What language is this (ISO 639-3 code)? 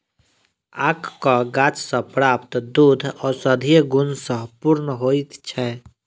mai